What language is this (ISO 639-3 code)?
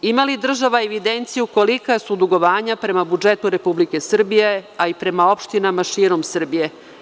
srp